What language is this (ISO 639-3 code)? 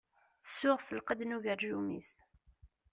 kab